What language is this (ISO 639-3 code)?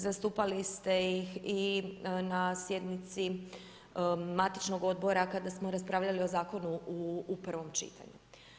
hrv